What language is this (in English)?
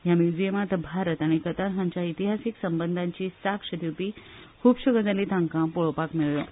Konkani